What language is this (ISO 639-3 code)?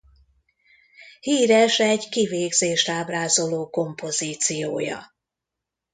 hun